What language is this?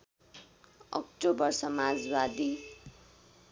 Nepali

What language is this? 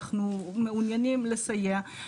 Hebrew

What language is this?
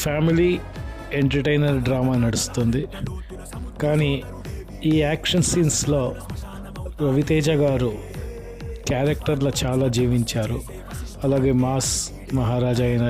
Telugu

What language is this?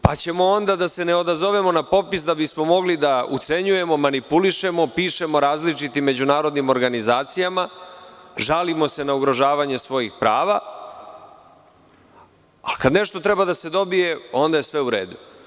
Serbian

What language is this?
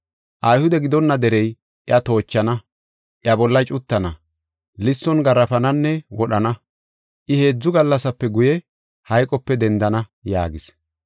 Gofa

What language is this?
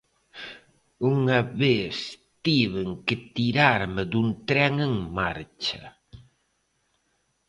Galician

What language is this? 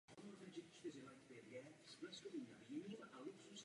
Czech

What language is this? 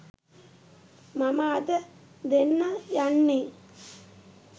Sinhala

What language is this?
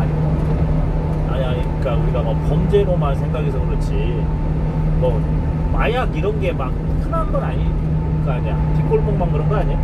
Korean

